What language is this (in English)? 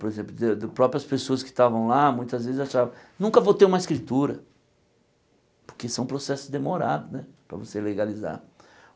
Portuguese